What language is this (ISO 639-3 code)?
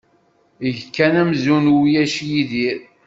kab